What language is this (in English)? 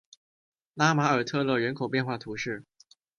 Chinese